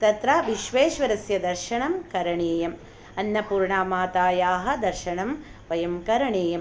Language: Sanskrit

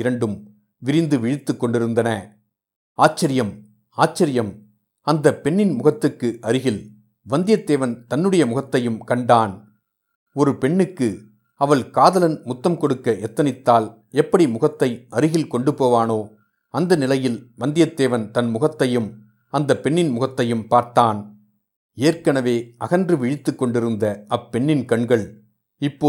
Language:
Tamil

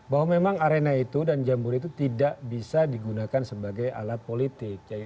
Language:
Indonesian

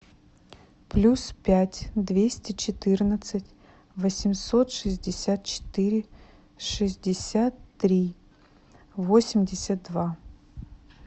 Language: Russian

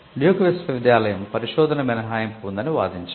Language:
Telugu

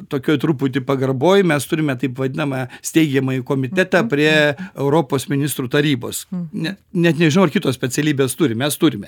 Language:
Lithuanian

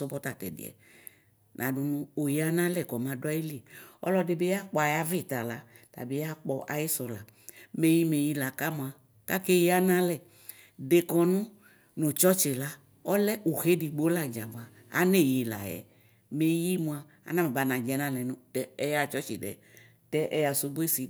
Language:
Ikposo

